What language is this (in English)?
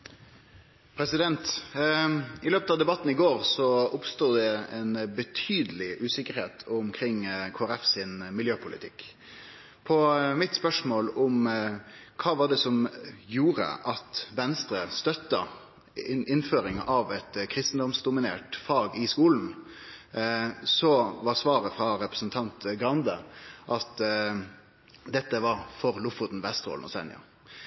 Norwegian Nynorsk